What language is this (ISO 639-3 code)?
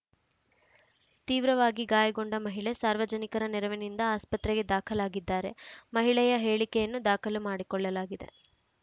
kan